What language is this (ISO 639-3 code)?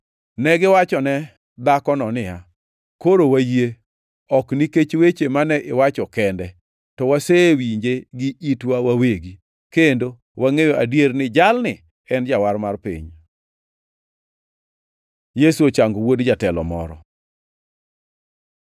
luo